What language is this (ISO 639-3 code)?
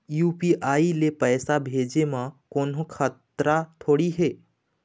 hne